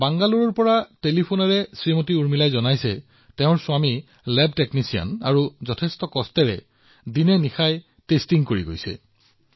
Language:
Assamese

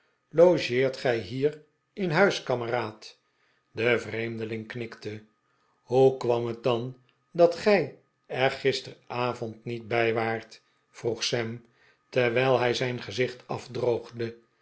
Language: Dutch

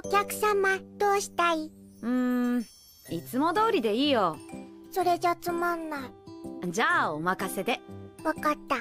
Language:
Japanese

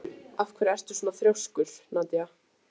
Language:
Icelandic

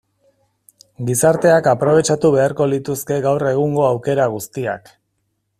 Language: Basque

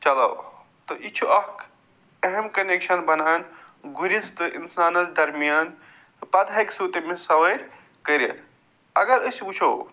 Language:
Kashmiri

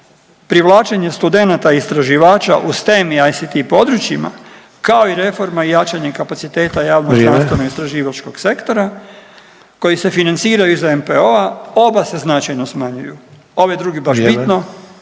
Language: Croatian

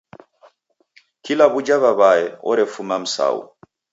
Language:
Taita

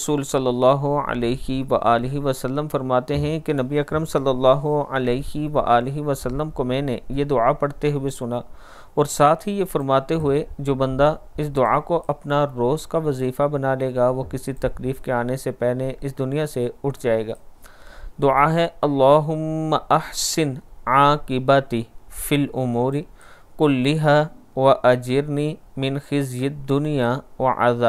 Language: Arabic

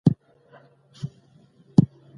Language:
Pashto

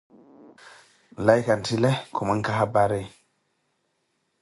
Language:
Koti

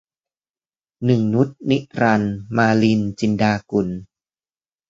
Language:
Thai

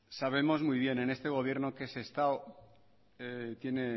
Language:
Spanish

